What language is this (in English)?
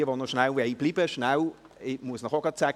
Swiss German